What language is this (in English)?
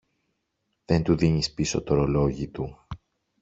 Greek